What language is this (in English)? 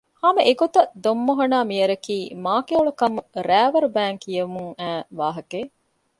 Divehi